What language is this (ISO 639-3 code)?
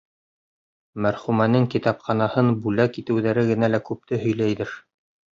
bak